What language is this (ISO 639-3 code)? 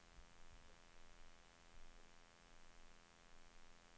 swe